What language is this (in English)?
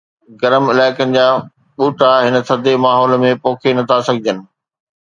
Sindhi